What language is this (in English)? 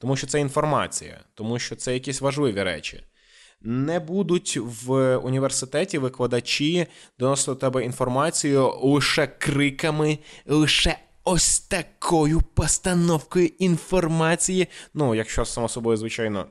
Ukrainian